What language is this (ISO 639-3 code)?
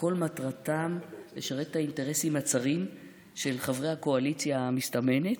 heb